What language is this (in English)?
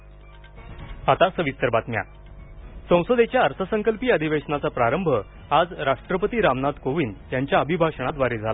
Marathi